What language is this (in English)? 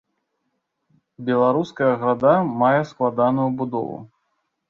Belarusian